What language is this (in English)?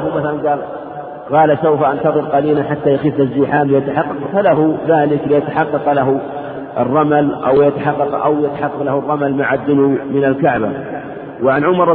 Arabic